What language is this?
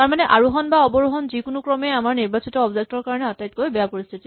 Assamese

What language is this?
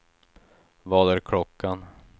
Swedish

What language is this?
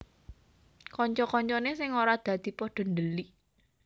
Javanese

